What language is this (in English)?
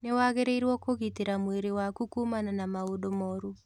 Kikuyu